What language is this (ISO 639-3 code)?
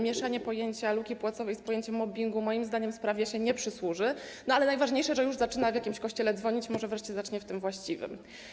pol